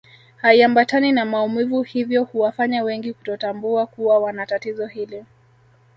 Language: Swahili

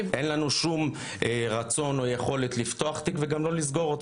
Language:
Hebrew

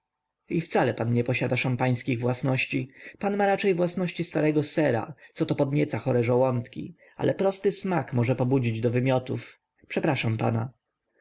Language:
Polish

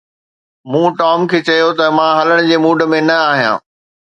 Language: Sindhi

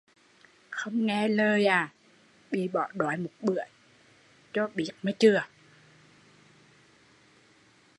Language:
Vietnamese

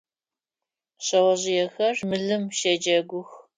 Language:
Adyghe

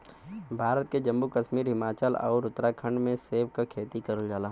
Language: Bhojpuri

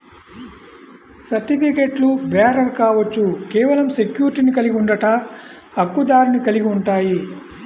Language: Telugu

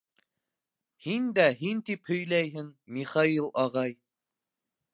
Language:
Bashkir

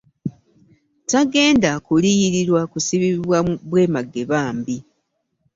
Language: Ganda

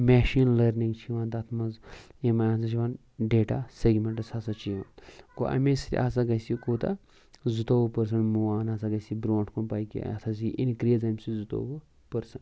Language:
Kashmiri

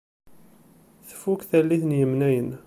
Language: Kabyle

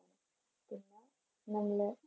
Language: Malayalam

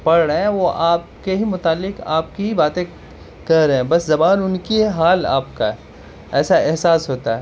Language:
Urdu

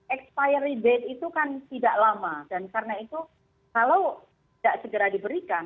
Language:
Indonesian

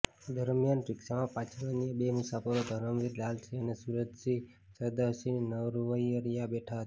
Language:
Gujarati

